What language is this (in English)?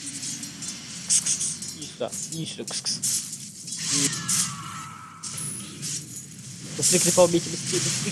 Russian